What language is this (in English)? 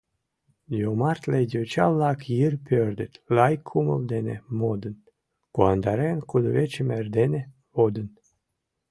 Mari